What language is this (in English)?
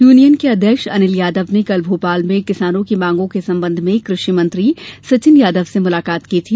Hindi